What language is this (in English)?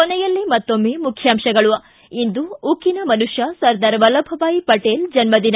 Kannada